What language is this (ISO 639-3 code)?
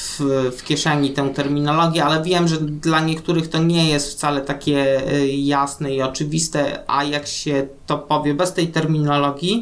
pol